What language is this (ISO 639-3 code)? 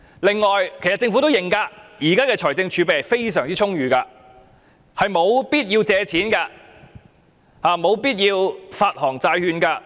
yue